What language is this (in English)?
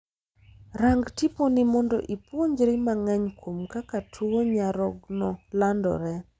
Luo (Kenya and Tanzania)